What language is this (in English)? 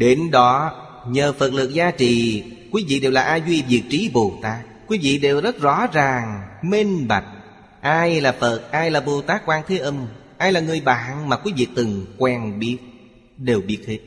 Vietnamese